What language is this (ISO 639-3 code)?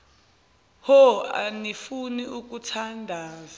zul